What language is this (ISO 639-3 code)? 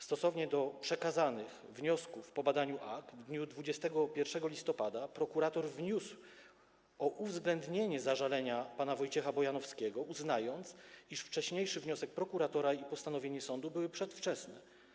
pol